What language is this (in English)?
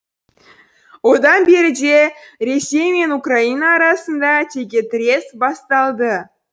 Kazakh